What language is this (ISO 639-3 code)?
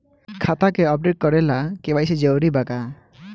bho